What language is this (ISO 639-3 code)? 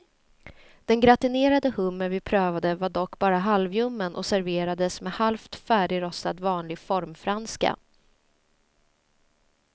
swe